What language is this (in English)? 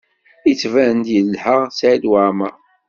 Kabyle